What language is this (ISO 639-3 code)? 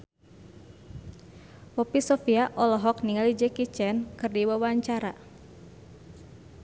sun